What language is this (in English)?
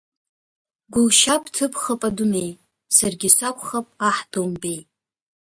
Abkhazian